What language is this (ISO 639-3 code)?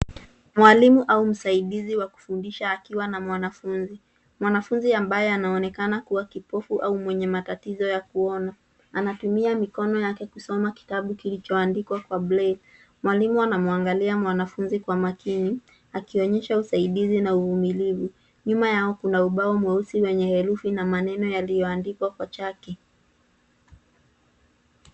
swa